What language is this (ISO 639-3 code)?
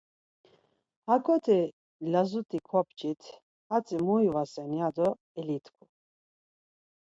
lzz